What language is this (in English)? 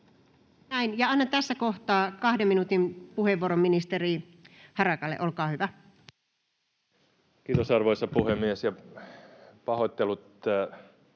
Finnish